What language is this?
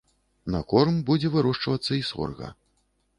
Belarusian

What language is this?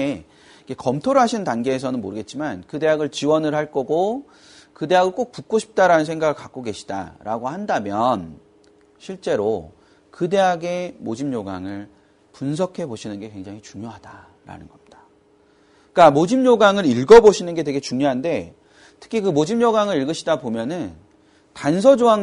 Korean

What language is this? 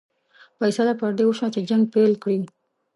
Pashto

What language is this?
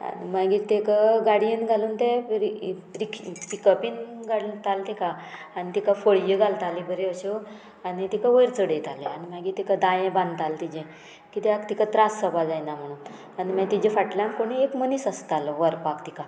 Konkani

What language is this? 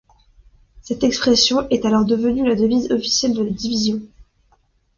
French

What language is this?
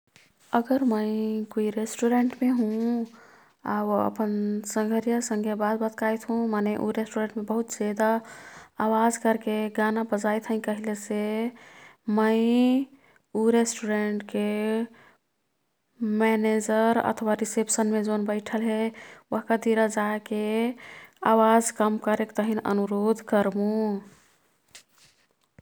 Kathoriya Tharu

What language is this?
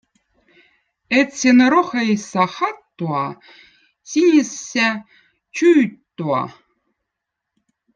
Votic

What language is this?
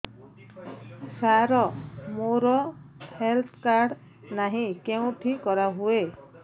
Odia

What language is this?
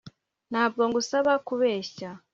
Kinyarwanda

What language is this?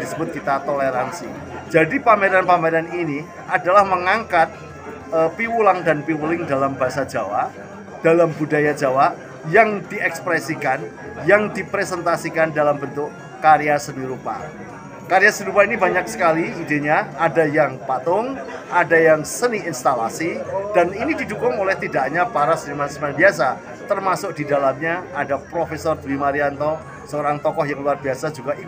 Indonesian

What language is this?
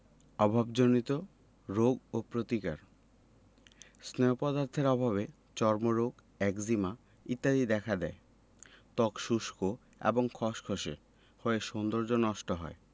Bangla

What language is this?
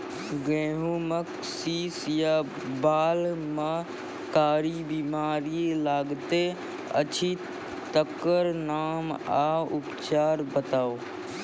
Maithili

